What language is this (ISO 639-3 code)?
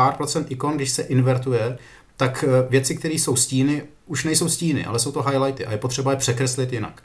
ces